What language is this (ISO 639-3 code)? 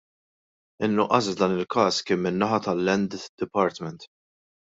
mlt